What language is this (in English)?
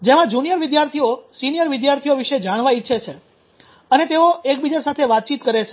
Gujarati